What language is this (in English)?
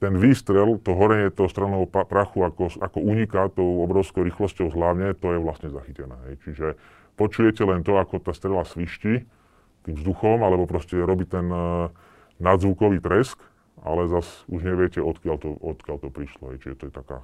Slovak